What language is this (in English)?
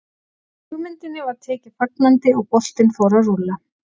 Icelandic